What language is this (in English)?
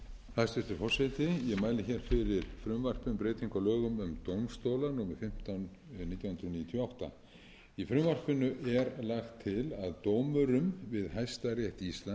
Icelandic